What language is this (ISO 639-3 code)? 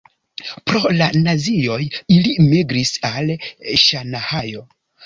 epo